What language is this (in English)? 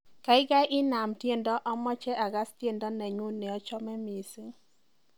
Kalenjin